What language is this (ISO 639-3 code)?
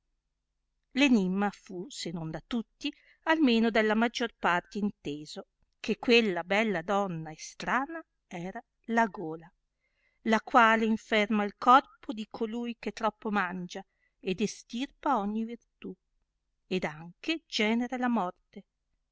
ita